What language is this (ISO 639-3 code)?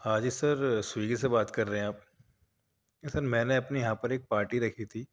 urd